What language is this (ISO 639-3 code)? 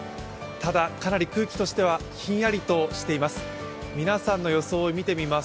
jpn